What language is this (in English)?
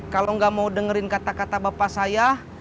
Indonesian